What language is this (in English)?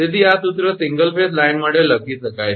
Gujarati